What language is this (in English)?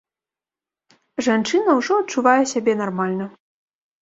Belarusian